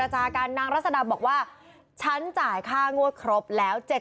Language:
Thai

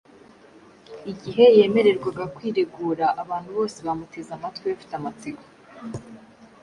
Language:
Kinyarwanda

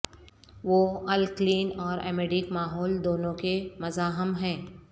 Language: Urdu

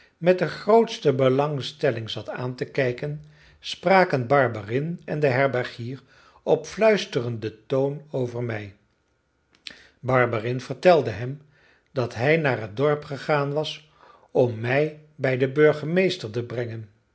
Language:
Dutch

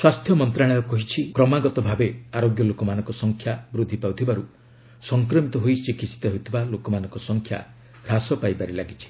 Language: Odia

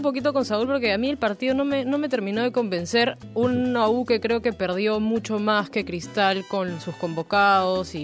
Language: Spanish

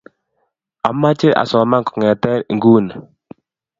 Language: Kalenjin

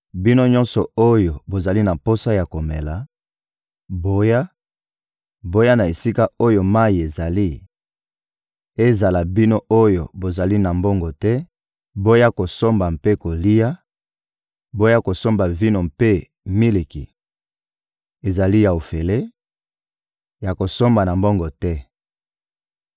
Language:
Lingala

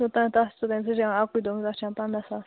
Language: Kashmiri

